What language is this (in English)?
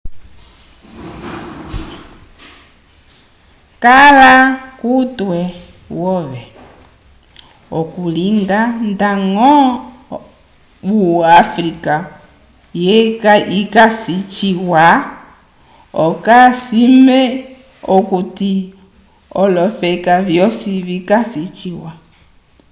Umbundu